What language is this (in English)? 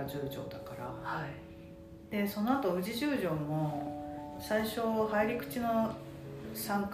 Japanese